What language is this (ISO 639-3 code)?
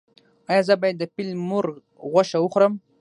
pus